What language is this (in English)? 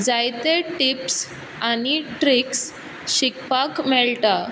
Konkani